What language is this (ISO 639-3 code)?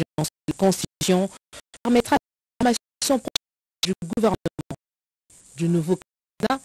fra